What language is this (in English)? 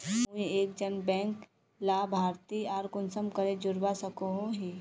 Magahi